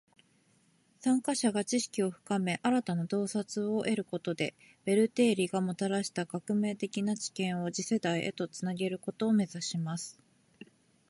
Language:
Japanese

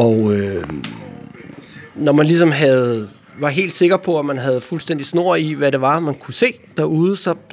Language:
Danish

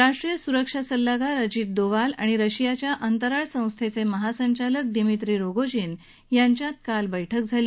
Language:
Marathi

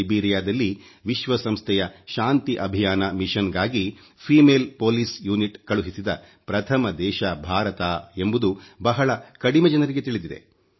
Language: Kannada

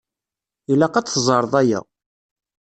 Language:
Kabyle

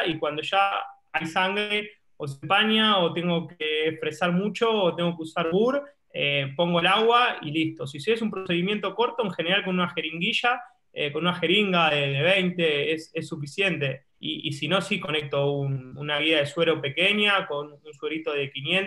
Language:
Spanish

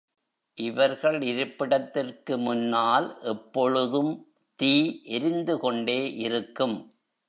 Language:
Tamil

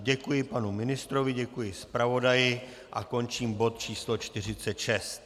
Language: Czech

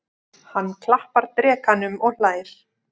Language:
Icelandic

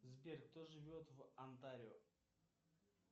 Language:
Russian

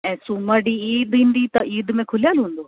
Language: Sindhi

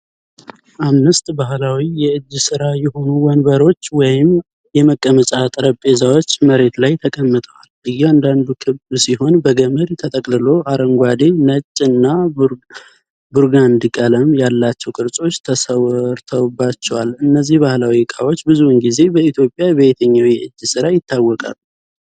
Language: Amharic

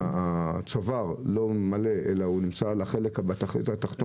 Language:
Hebrew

